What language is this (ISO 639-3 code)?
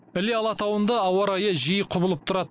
kaz